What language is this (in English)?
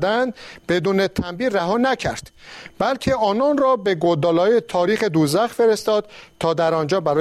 Persian